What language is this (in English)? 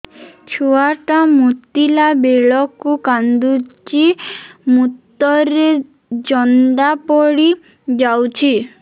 Odia